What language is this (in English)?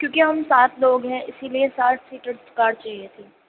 Urdu